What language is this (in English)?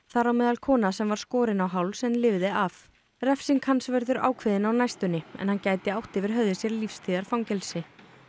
Icelandic